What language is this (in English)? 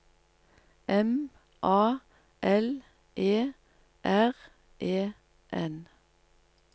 Norwegian